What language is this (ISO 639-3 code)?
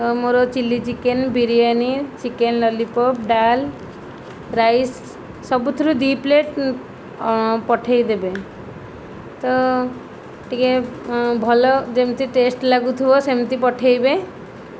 ori